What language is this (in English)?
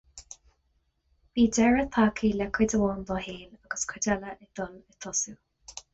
Irish